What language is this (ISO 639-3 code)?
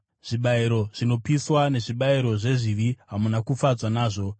sna